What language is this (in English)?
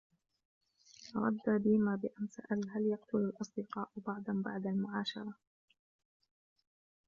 Arabic